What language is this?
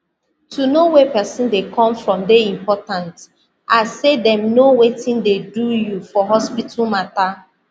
Nigerian Pidgin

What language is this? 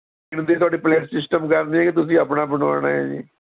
Punjabi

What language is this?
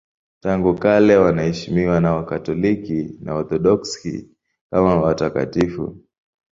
Swahili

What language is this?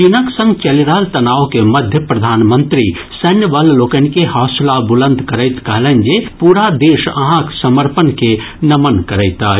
Maithili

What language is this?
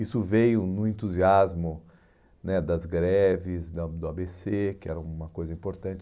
Portuguese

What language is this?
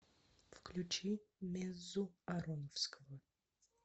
Russian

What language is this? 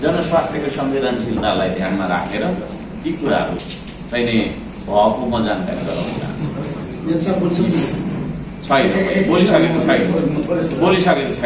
Indonesian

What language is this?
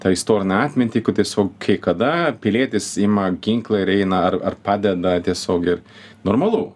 Lithuanian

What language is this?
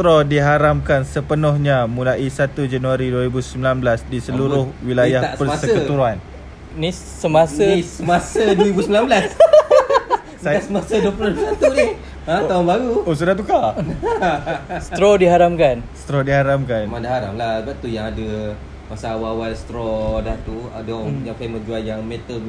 Malay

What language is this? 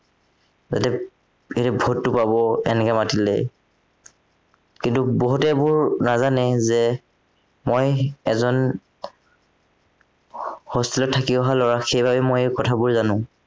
Assamese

